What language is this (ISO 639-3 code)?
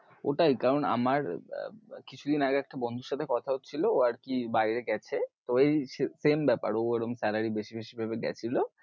ben